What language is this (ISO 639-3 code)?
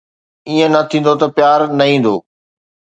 snd